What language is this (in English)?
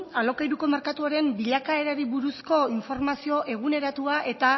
Basque